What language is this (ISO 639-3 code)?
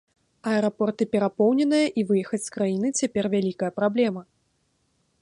bel